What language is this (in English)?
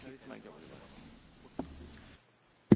Hungarian